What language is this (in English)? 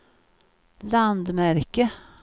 Swedish